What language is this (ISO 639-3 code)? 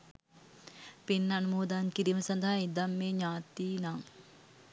sin